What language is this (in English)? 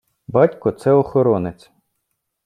Ukrainian